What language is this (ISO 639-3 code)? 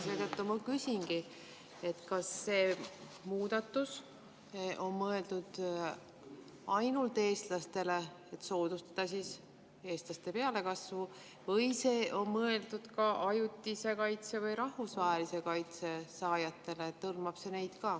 est